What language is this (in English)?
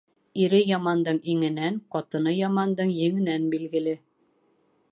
Bashkir